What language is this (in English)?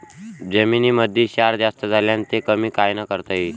Marathi